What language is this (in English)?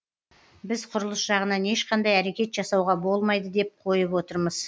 Kazakh